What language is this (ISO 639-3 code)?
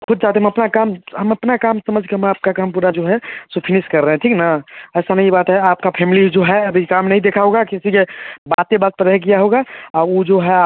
hin